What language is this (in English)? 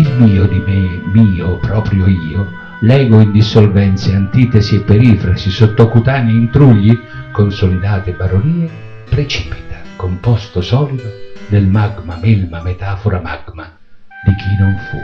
Italian